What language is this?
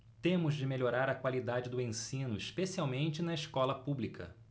Portuguese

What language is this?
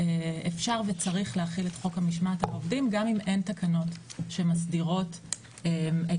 Hebrew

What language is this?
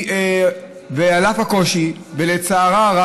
Hebrew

